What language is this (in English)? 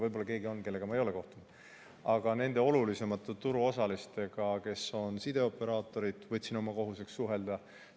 Estonian